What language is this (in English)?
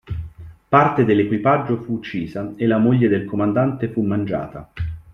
Italian